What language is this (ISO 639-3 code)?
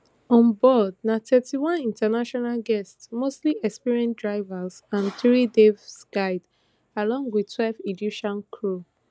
pcm